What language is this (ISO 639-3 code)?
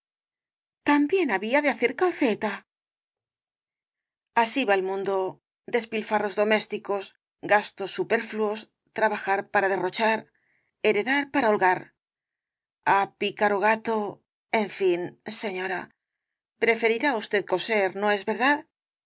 spa